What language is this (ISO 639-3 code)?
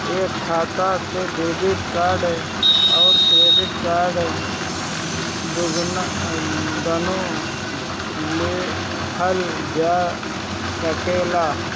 bho